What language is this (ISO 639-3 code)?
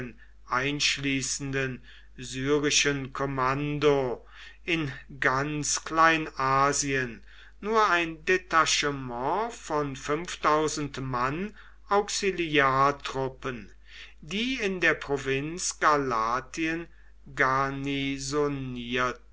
deu